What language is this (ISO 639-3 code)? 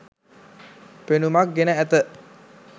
sin